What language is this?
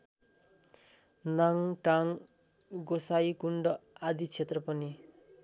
Nepali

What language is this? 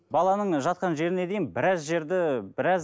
Kazakh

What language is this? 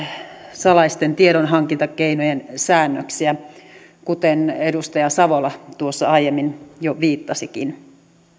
Finnish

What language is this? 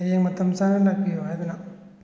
Manipuri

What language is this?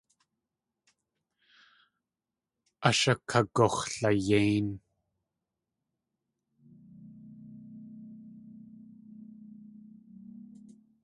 Tlingit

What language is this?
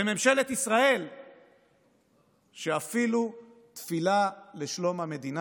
Hebrew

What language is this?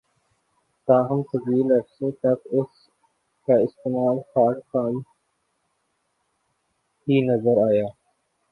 Urdu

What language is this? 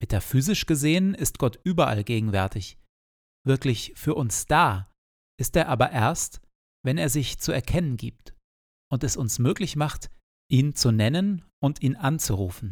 German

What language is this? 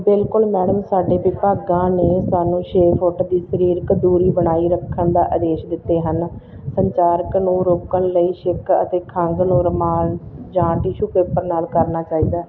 Punjabi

